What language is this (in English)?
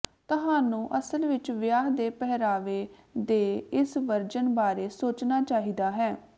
Punjabi